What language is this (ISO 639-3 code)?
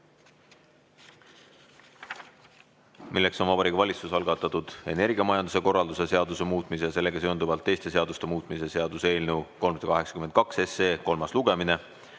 est